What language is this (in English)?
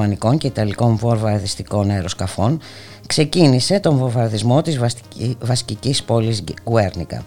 Greek